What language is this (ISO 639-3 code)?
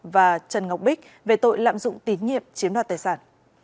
vie